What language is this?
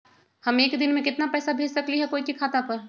Magahi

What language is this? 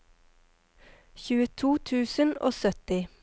Norwegian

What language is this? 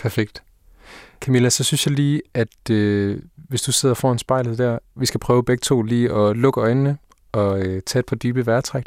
Danish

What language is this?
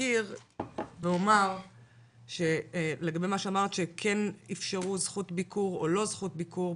Hebrew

